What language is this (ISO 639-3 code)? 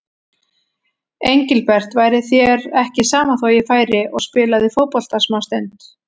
isl